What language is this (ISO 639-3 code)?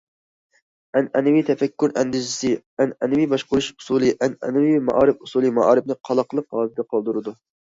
uig